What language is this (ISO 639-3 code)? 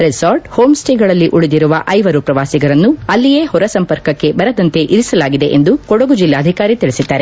kan